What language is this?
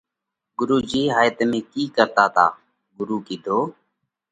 Parkari Koli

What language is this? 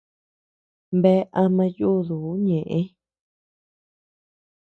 Tepeuxila Cuicatec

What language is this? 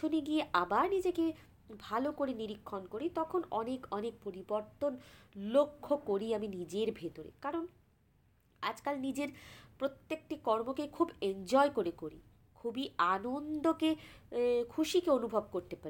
Bangla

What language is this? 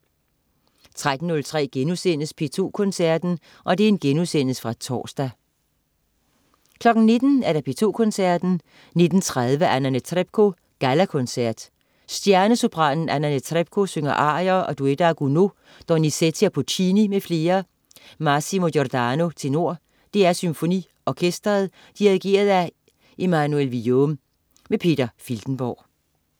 Danish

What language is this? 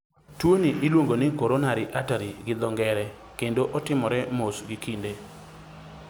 Luo (Kenya and Tanzania)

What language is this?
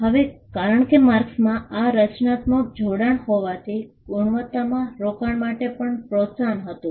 Gujarati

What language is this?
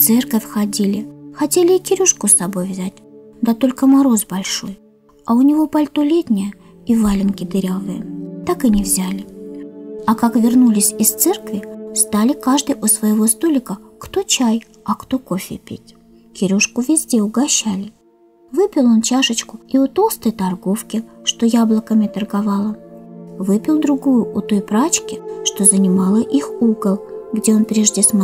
Russian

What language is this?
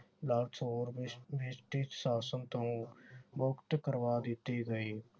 Punjabi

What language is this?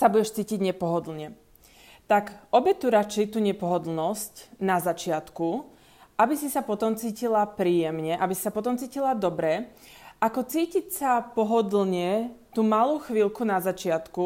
Slovak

